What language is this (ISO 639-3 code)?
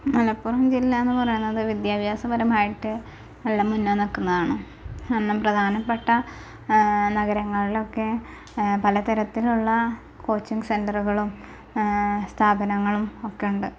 mal